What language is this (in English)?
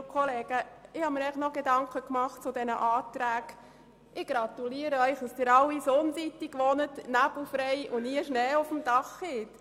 Swiss German